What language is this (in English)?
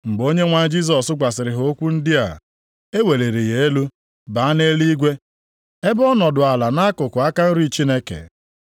Igbo